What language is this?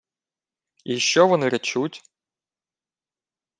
Ukrainian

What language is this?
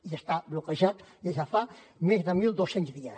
Catalan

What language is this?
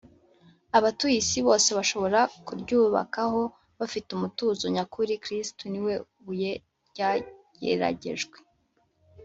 Kinyarwanda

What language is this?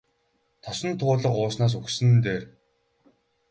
Mongolian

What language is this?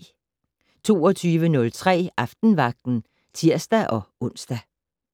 Danish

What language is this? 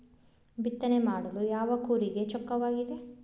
Kannada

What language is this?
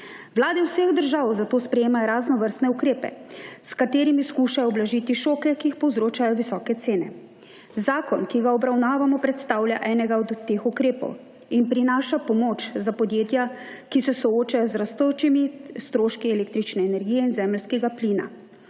Slovenian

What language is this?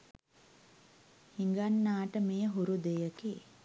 Sinhala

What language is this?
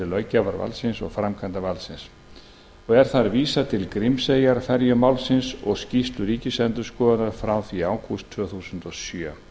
Icelandic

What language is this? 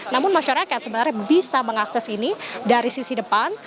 Indonesian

